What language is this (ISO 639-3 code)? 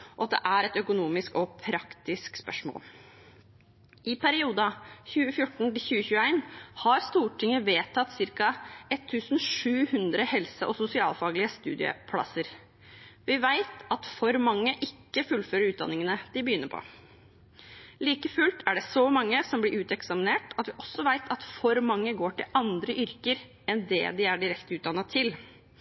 nob